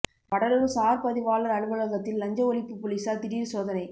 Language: Tamil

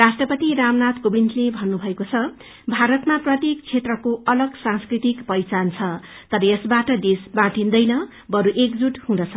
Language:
Nepali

